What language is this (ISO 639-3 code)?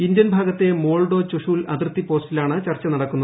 mal